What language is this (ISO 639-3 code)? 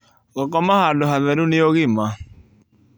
kik